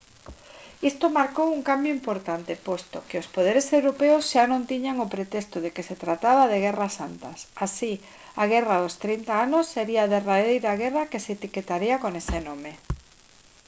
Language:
Galician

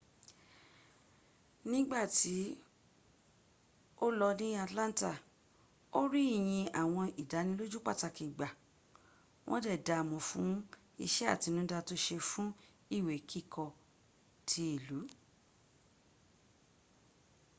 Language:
Yoruba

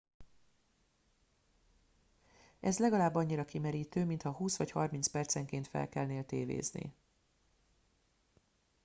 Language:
Hungarian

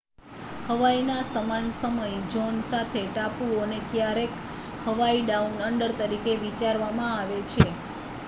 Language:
Gujarati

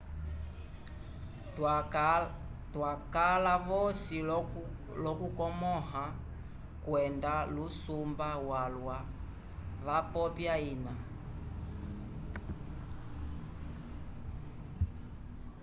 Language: Umbundu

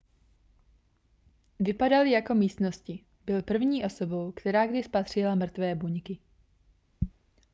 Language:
Czech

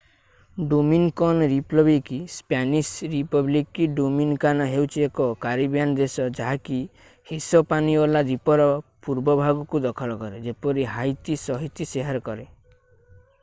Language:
Odia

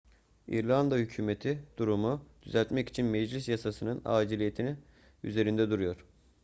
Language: Turkish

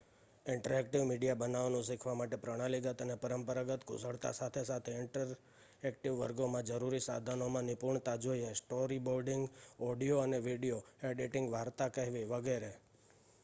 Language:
Gujarati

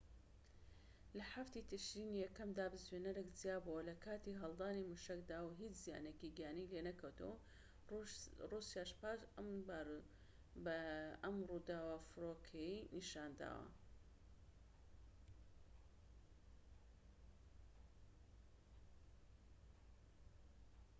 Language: Central Kurdish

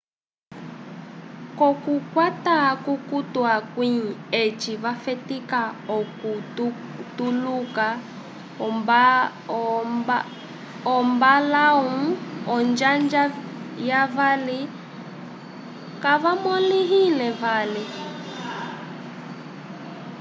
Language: Umbundu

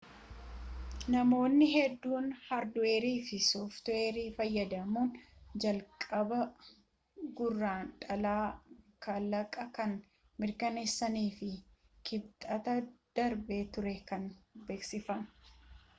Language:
Oromo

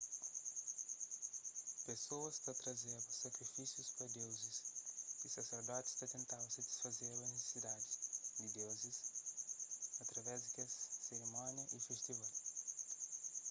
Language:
Kabuverdianu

